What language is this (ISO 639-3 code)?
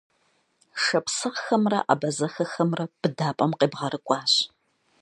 kbd